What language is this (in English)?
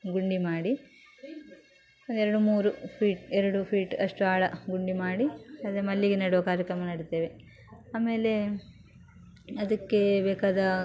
Kannada